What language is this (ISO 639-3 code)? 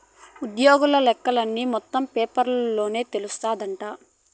tel